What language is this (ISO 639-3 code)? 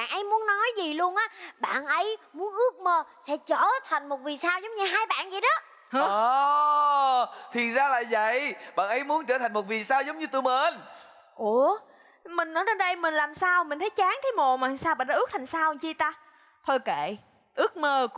vie